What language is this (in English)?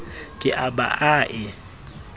Southern Sotho